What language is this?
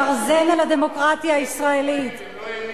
Hebrew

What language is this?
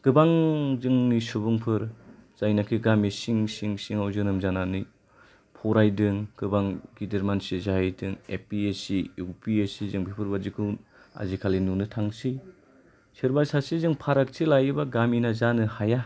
Bodo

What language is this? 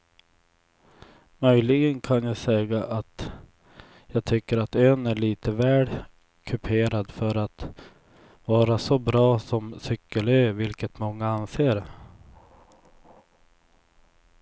Swedish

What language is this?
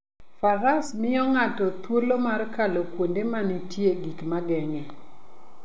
Luo (Kenya and Tanzania)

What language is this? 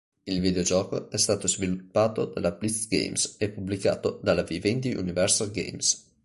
Italian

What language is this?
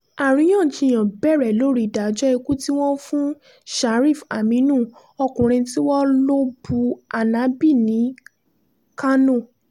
Yoruba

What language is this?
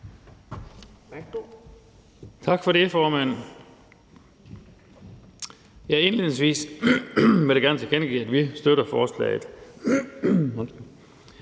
Danish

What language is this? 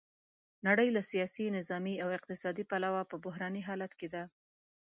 Pashto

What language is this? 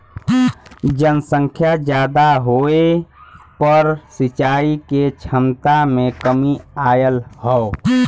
Bhojpuri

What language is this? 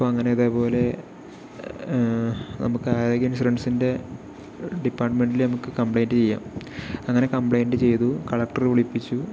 Malayalam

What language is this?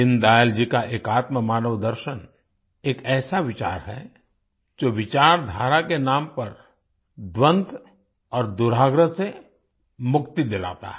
Hindi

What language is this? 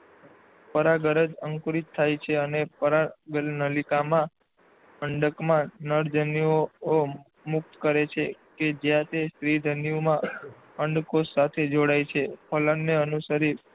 Gujarati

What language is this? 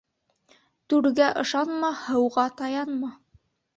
Bashkir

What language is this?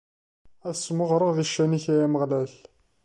Kabyle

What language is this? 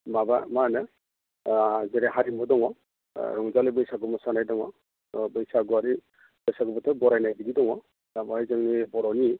Bodo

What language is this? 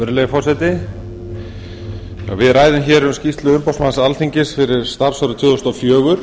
Icelandic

